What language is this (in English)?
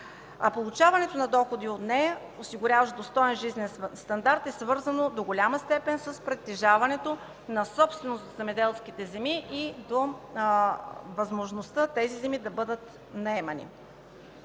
Bulgarian